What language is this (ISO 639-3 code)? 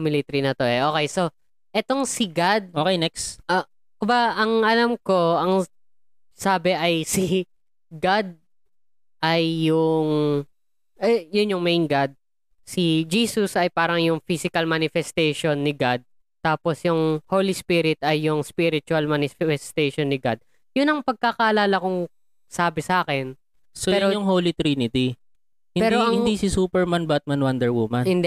fil